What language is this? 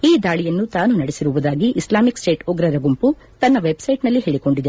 Kannada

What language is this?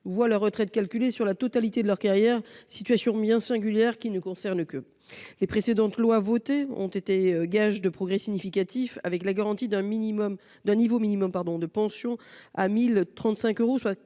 French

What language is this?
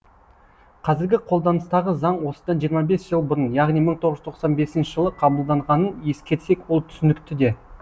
Kazakh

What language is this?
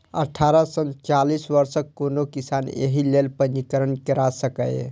Maithili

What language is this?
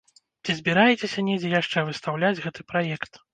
Belarusian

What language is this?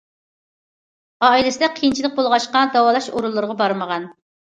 Uyghur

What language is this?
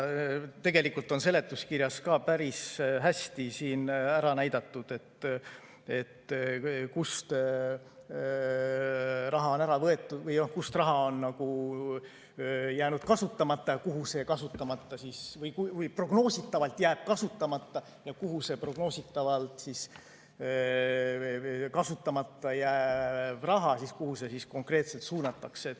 Estonian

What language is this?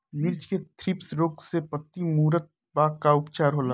Bhojpuri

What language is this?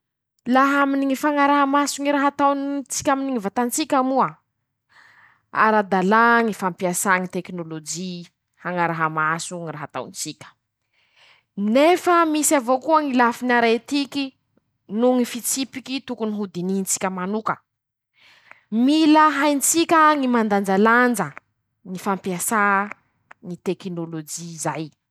Masikoro Malagasy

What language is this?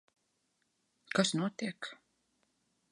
Latvian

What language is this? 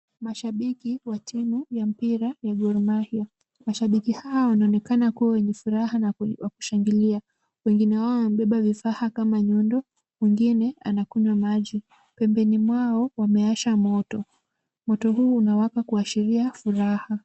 Swahili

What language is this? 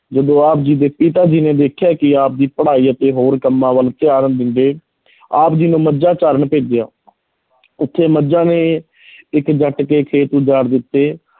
Punjabi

